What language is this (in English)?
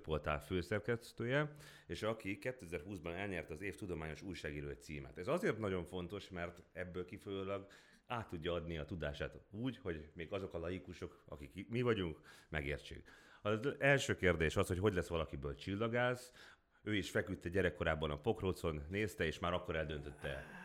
Hungarian